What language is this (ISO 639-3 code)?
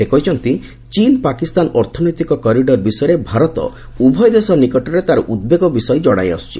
ori